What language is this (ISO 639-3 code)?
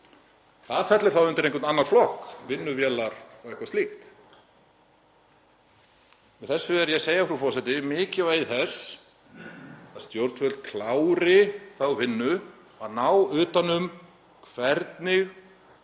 isl